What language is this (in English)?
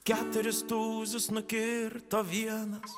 Lithuanian